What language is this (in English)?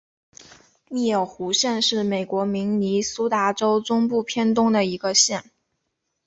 Chinese